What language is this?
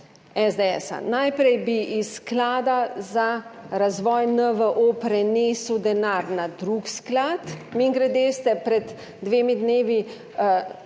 Slovenian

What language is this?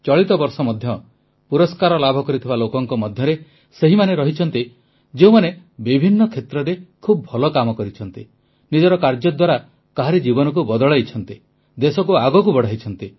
Odia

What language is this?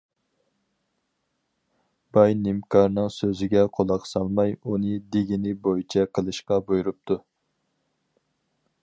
Uyghur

